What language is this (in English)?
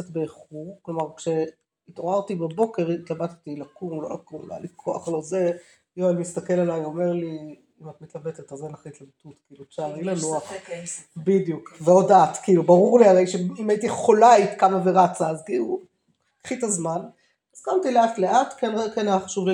Hebrew